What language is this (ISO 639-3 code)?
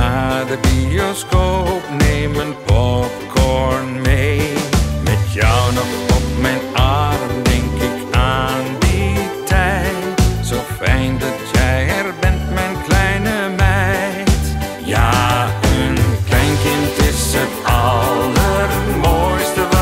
nld